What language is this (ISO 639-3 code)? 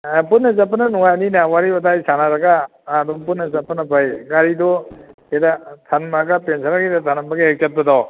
mni